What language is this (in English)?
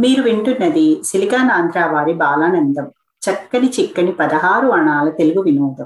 Telugu